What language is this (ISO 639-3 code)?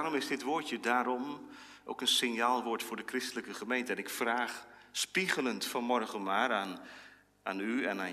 nld